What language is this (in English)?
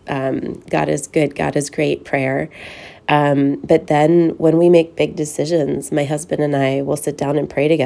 English